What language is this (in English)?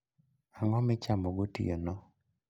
Luo (Kenya and Tanzania)